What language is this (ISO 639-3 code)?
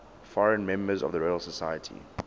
eng